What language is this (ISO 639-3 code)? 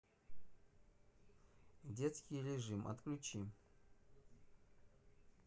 rus